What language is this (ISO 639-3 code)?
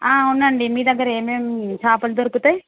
tel